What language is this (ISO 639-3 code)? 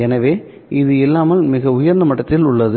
tam